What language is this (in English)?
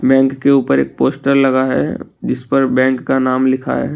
Hindi